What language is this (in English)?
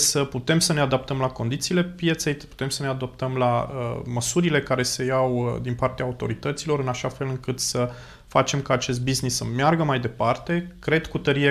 Romanian